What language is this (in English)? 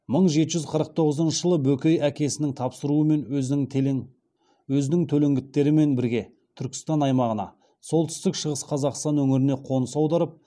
Kazakh